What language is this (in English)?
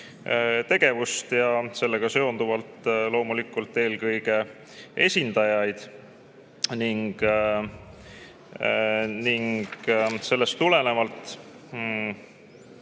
Estonian